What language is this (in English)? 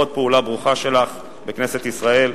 Hebrew